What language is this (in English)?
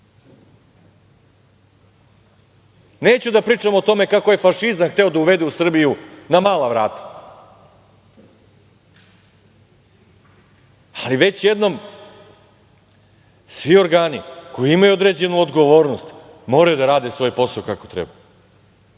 Serbian